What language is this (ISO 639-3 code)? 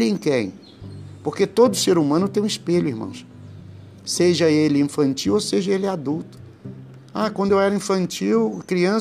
por